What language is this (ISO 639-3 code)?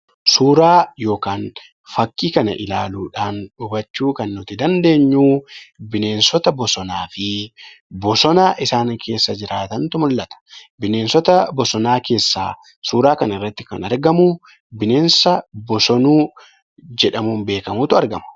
orm